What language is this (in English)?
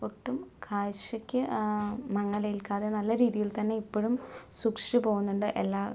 Malayalam